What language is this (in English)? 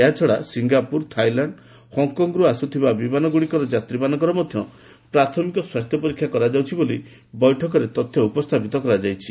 Odia